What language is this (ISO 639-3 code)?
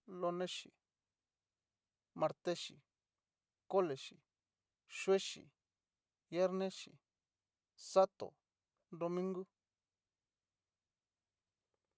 miu